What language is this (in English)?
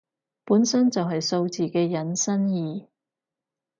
Cantonese